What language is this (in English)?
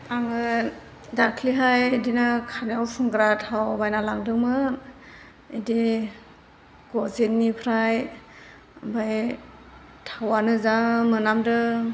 Bodo